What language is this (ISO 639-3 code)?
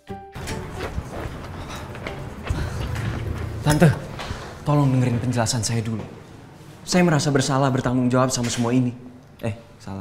ind